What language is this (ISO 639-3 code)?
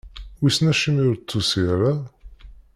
kab